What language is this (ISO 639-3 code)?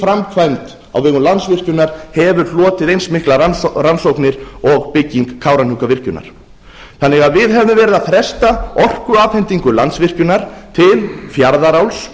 isl